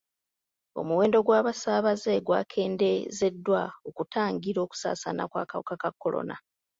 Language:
Ganda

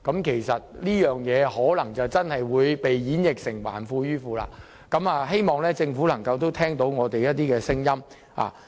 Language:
Cantonese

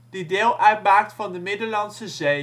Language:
Dutch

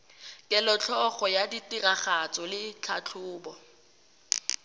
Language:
Tswana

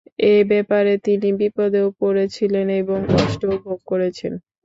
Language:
Bangla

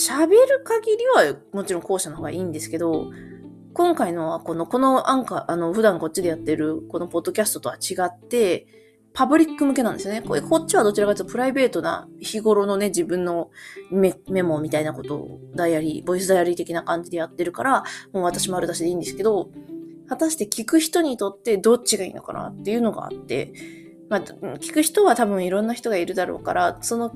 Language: Japanese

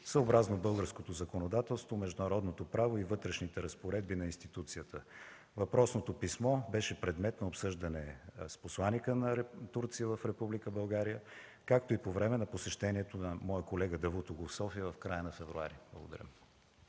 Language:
Bulgarian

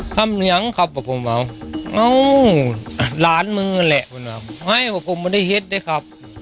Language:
Thai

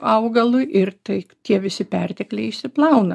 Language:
Lithuanian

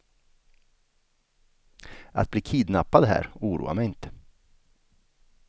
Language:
Swedish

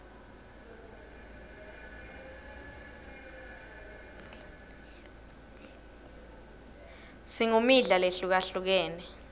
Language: Swati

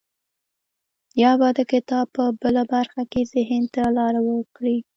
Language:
Pashto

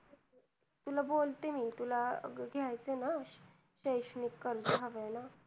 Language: Marathi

